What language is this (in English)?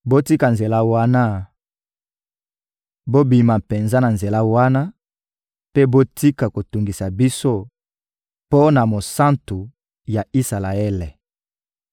Lingala